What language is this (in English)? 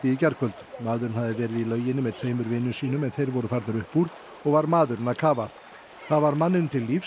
Icelandic